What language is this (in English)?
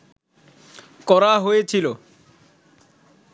Bangla